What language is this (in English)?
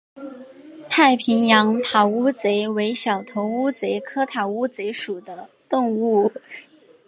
Chinese